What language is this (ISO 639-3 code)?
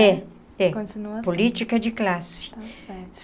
por